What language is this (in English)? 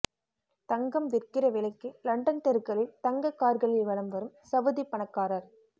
Tamil